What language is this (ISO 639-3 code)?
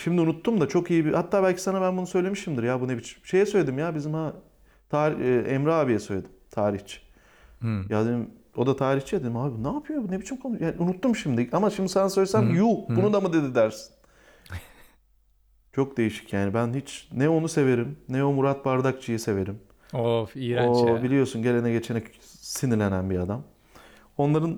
tur